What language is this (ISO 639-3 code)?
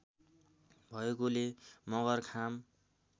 nep